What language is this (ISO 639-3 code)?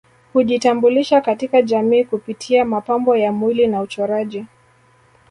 swa